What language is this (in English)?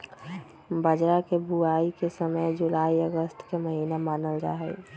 Magahi